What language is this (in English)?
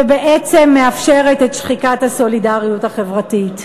Hebrew